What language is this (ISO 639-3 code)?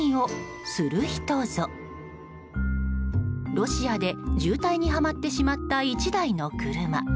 jpn